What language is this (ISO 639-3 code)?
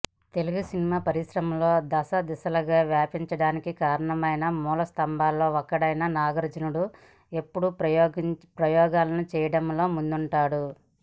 tel